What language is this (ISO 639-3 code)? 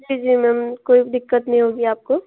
hin